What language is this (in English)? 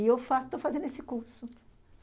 Portuguese